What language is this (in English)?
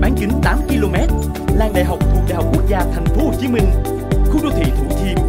Vietnamese